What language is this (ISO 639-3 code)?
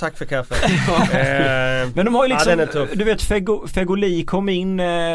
swe